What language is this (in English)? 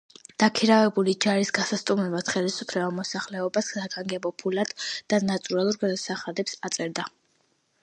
Georgian